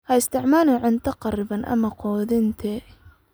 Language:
Somali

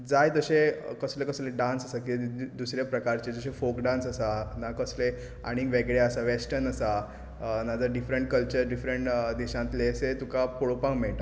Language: Konkani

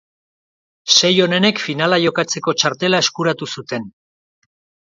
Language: Basque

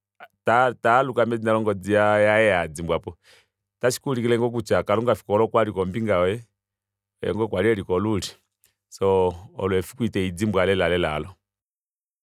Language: Kuanyama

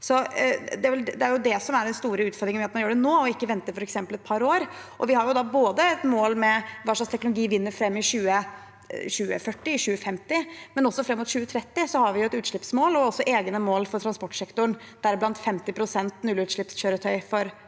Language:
Norwegian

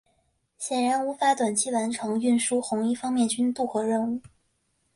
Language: Chinese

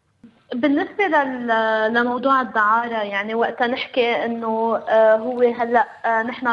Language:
Arabic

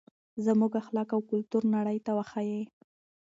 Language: Pashto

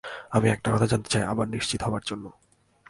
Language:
Bangla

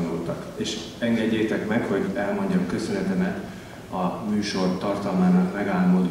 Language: Hungarian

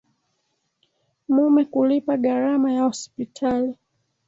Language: Swahili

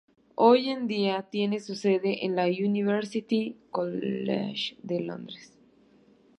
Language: Spanish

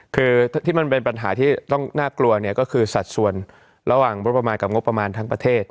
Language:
Thai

